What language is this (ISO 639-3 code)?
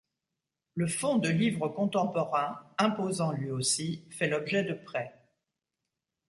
fra